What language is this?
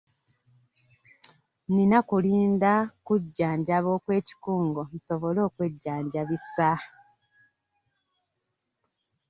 Ganda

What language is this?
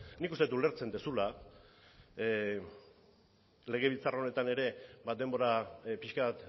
Basque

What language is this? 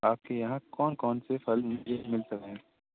Urdu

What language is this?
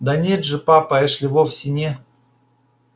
Russian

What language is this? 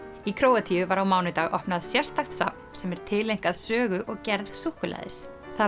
Icelandic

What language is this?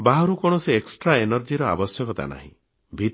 Odia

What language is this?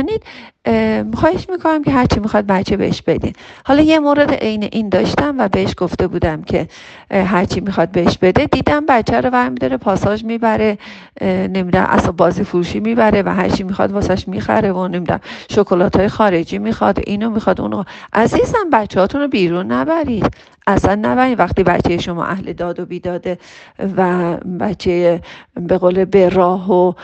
Persian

